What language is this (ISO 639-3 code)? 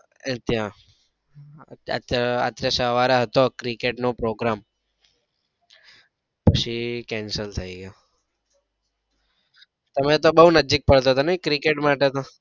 guj